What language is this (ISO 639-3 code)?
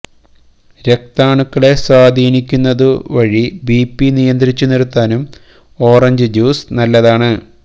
mal